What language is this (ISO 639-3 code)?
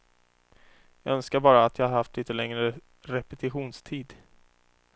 swe